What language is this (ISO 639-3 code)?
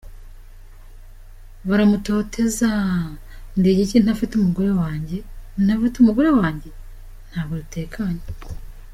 kin